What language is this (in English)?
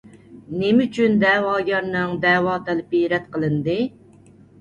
Uyghur